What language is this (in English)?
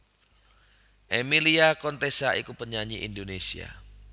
Javanese